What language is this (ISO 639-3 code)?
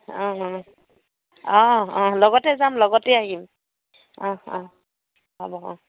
asm